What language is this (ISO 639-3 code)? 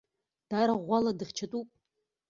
abk